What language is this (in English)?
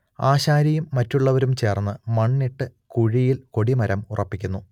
Malayalam